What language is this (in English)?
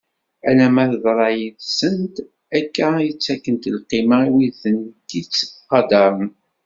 Kabyle